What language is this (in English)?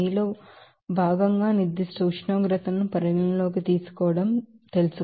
Telugu